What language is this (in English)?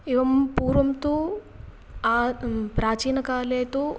Sanskrit